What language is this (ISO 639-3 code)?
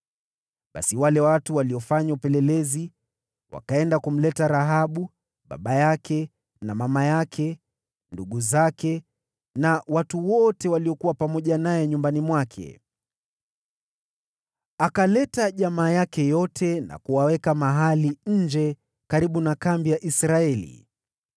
swa